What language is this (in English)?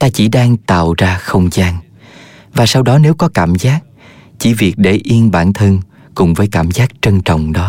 Vietnamese